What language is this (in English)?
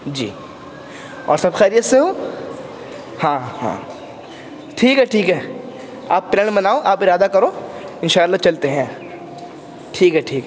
Urdu